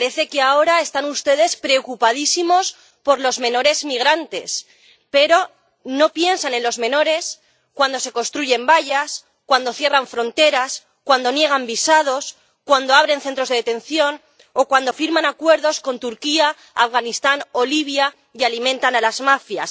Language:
Spanish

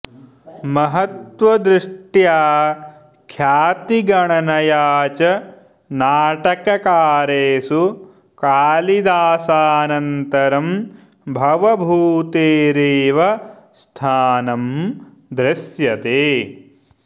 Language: Sanskrit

